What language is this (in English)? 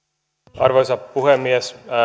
Finnish